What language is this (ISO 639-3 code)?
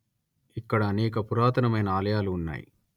tel